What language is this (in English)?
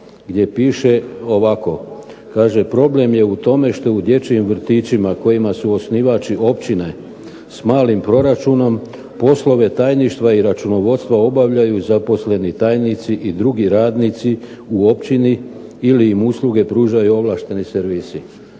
Croatian